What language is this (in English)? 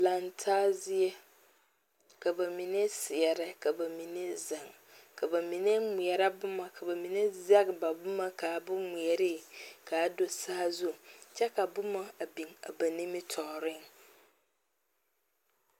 Southern Dagaare